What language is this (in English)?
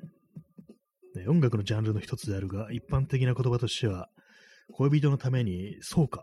Japanese